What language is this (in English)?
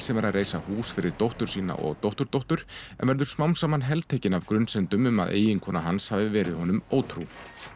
Icelandic